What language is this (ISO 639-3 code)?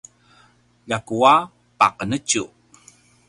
pwn